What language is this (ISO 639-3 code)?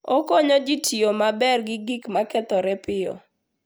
luo